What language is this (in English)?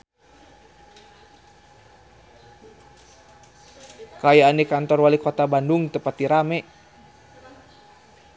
Sundanese